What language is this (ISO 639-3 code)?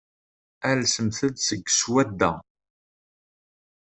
kab